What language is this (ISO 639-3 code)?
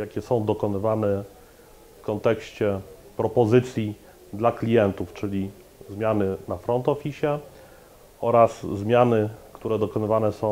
pol